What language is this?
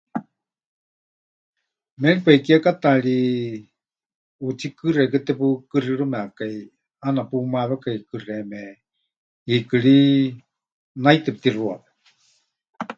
Huichol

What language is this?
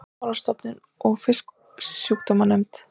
Icelandic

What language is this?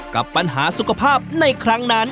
Thai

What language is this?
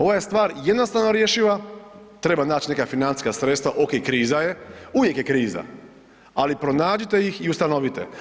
Croatian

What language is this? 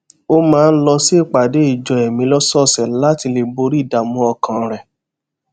Yoruba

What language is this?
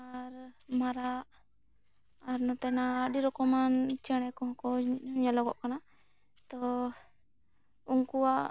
Santali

